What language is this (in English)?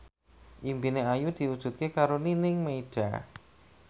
Javanese